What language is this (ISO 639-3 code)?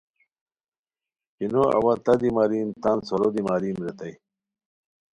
khw